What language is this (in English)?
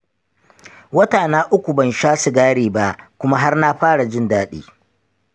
Hausa